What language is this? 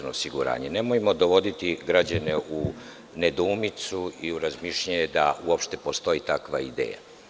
Serbian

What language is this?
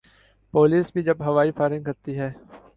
Urdu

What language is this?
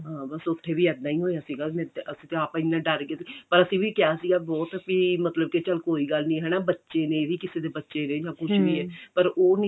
Punjabi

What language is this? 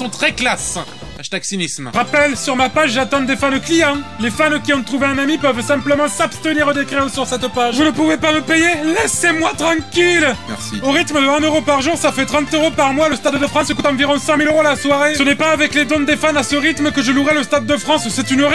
French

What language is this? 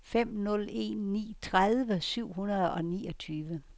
Danish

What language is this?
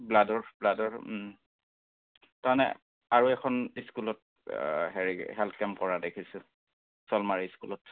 Assamese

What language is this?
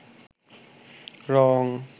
Bangla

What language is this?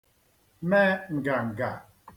Igbo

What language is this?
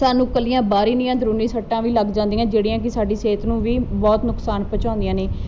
Punjabi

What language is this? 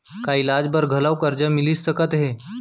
Chhattisgarhi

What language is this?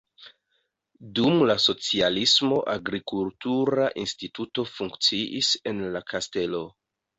Esperanto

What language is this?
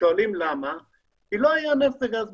Hebrew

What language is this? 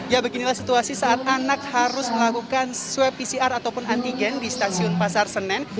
Indonesian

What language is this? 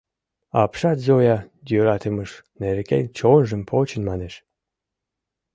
Mari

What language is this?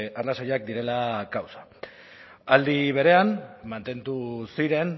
Basque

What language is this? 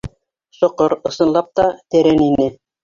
Bashkir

